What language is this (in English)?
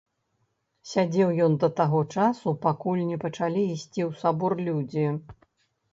Belarusian